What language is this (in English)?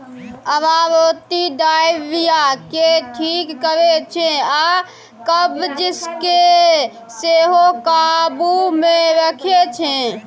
Maithili